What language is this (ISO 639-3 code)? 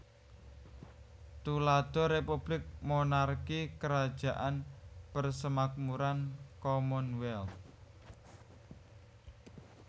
jav